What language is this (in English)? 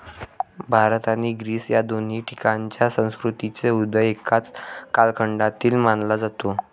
Marathi